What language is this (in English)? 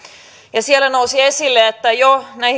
Finnish